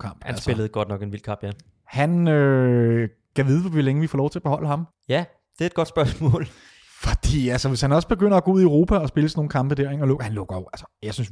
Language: Danish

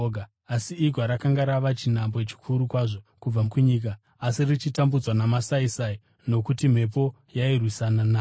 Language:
Shona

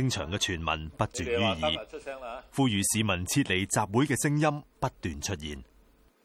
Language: Chinese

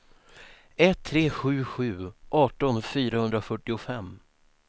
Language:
Swedish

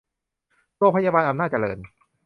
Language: Thai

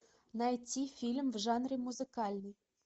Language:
Russian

